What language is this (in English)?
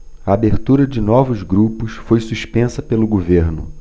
Portuguese